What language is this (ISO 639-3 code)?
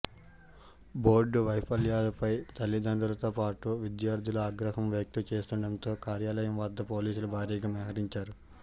tel